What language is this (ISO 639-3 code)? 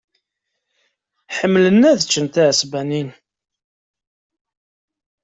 kab